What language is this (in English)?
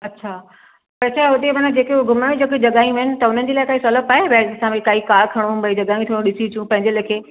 Sindhi